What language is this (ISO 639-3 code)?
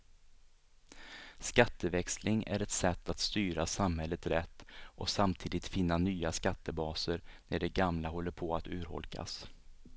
swe